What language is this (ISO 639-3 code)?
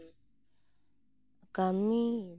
sat